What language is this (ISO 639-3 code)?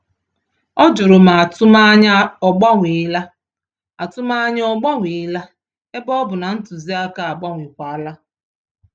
ibo